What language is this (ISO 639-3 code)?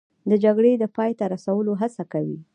pus